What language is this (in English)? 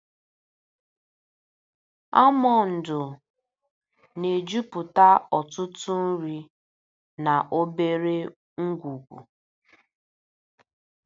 Igbo